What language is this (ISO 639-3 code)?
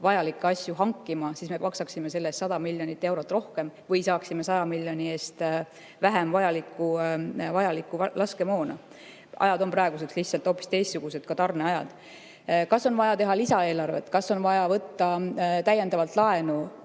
est